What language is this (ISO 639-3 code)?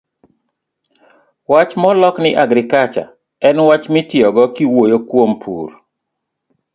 luo